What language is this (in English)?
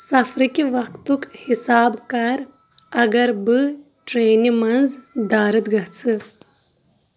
Kashmiri